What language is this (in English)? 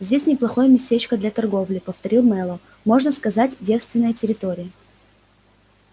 Russian